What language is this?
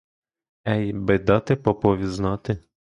Ukrainian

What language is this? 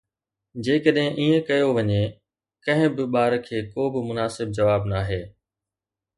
Sindhi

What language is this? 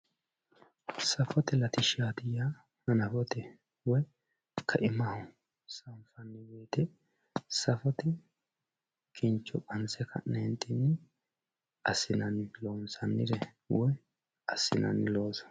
Sidamo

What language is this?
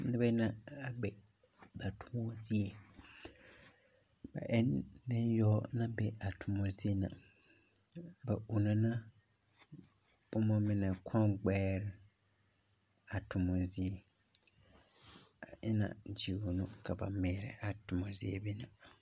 Southern Dagaare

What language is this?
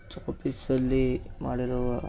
Kannada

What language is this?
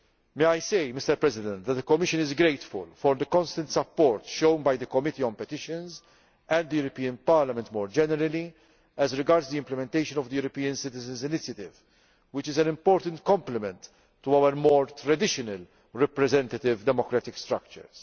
English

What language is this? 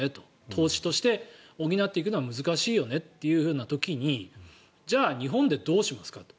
Japanese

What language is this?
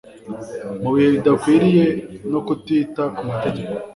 Kinyarwanda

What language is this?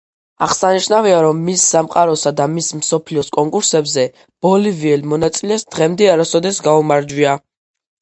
Georgian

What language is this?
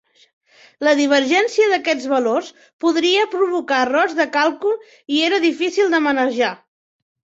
Catalan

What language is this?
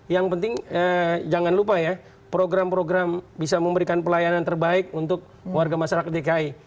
Indonesian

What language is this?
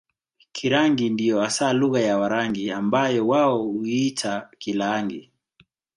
Swahili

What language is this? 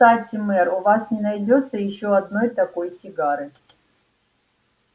Russian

